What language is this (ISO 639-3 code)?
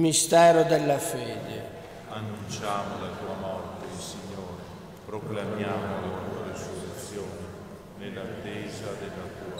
ita